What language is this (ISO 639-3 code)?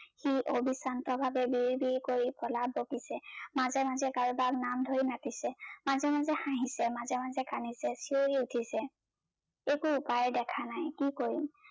asm